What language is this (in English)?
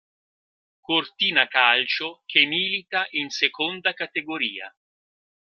Italian